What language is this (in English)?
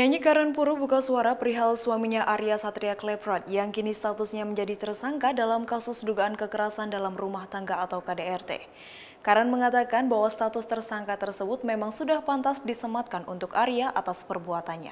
Indonesian